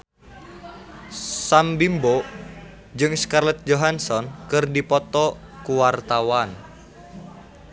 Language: Sundanese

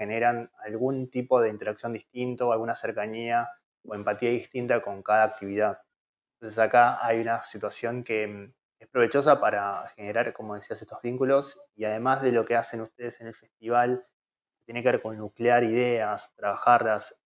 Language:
Spanish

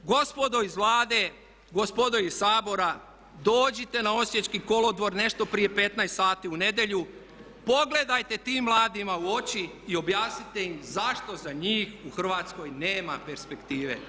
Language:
Croatian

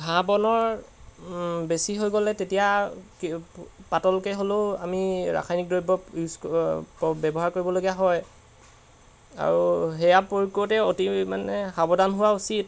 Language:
Assamese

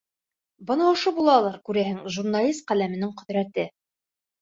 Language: Bashkir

